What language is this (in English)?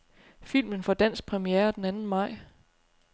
Danish